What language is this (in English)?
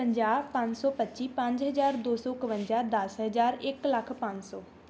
Punjabi